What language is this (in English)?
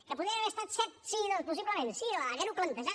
Catalan